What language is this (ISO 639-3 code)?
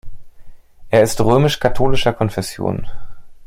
deu